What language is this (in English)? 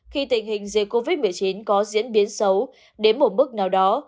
Vietnamese